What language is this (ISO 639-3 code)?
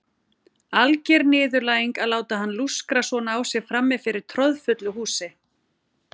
isl